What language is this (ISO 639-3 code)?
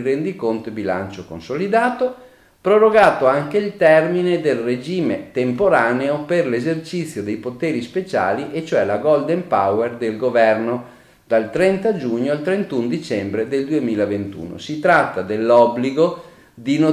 ita